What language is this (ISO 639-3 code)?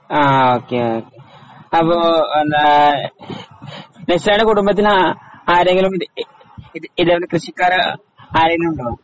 mal